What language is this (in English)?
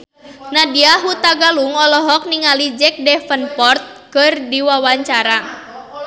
Sundanese